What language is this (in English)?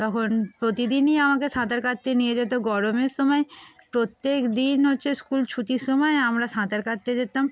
Bangla